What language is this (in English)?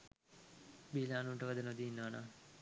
Sinhala